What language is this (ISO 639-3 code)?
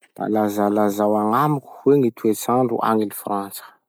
msh